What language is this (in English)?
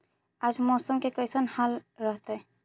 Magahi